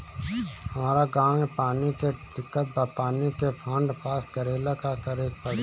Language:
Bhojpuri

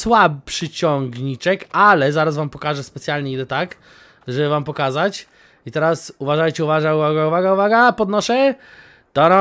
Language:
Polish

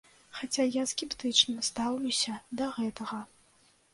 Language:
Belarusian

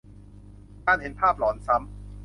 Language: Thai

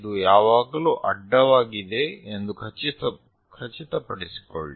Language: Kannada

